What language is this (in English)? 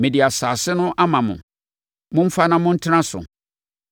Akan